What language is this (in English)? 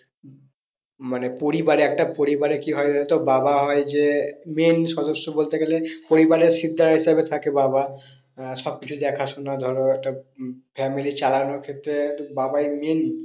Bangla